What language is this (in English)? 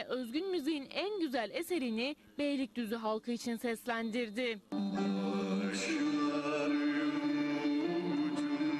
Turkish